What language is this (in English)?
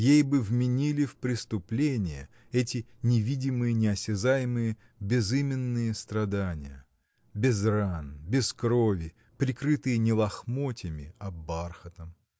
Russian